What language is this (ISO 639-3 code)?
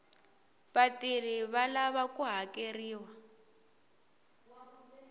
tso